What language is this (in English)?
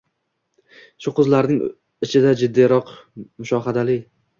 Uzbek